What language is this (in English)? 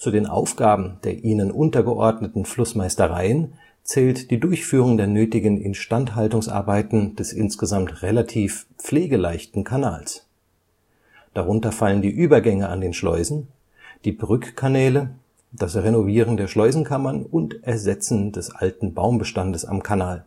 German